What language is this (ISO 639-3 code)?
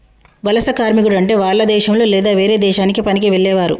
tel